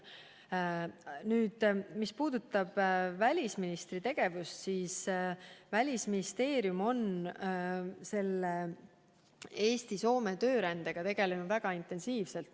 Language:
Estonian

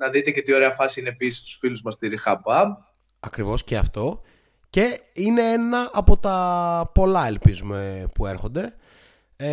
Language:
Greek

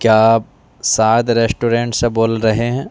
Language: Urdu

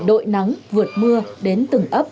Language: Vietnamese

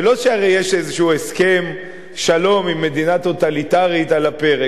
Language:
Hebrew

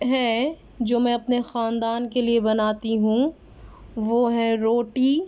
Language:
Urdu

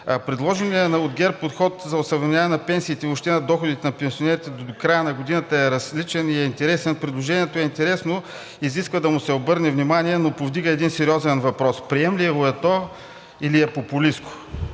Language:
Bulgarian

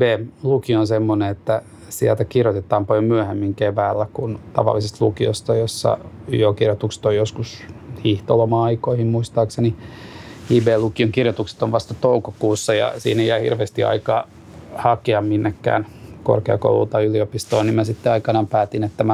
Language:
Finnish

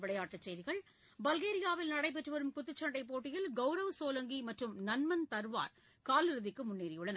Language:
Tamil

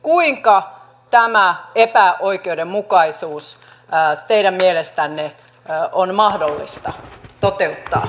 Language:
Finnish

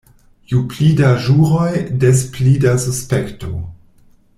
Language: Esperanto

